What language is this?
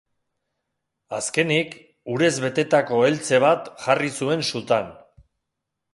Basque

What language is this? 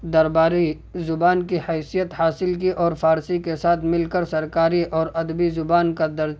Urdu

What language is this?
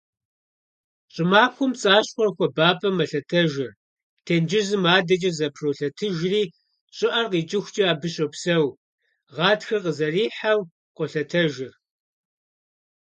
Kabardian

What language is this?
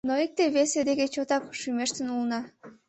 Mari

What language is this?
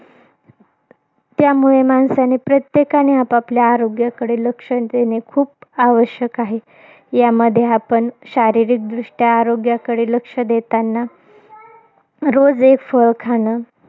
Marathi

